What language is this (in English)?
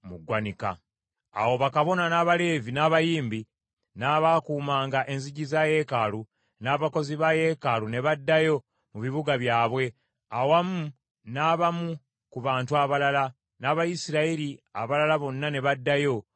Ganda